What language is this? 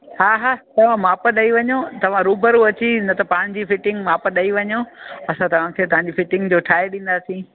Sindhi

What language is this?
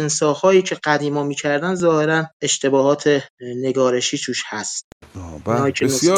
Persian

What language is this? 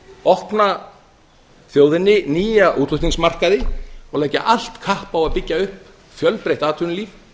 Icelandic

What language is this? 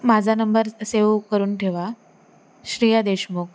Marathi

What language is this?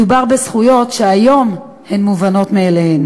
Hebrew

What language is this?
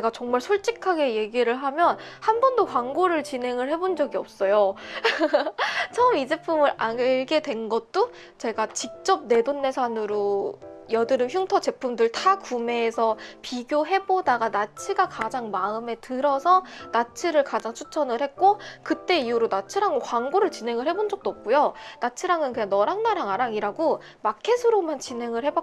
Korean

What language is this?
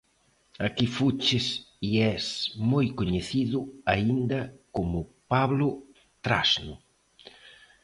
Galician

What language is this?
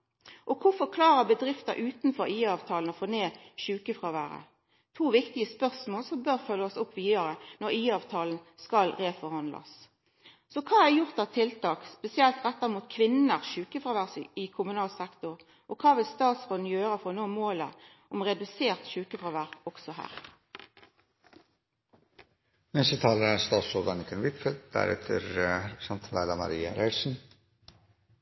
Norwegian Nynorsk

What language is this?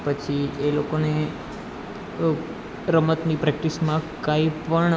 Gujarati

